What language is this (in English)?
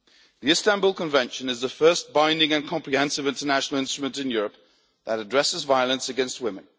English